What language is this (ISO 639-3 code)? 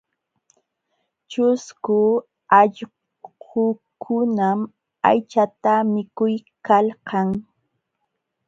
qxw